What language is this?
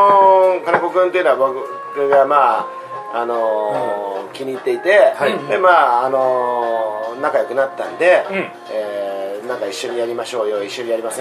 Japanese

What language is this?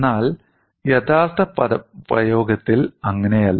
Malayalam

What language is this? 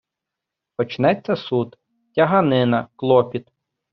Ukrainian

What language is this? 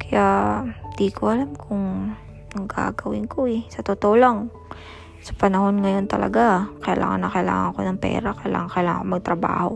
Filipino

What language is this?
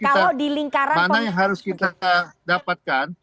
Indonesian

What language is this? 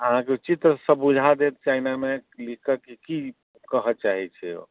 Maithili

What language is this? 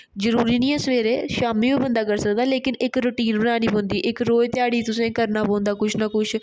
Dogri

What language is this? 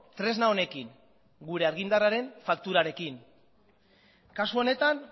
Basque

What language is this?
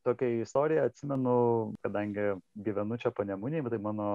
Lithuanian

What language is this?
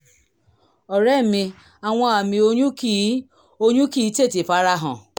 Yoruba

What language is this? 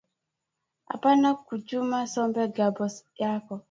Swahili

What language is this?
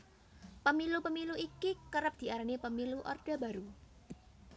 Javanese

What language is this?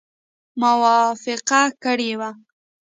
Pashto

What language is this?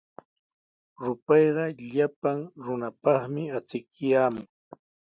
Sihuas Ancash Quechua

